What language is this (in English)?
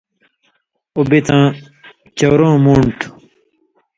Indus Kohistani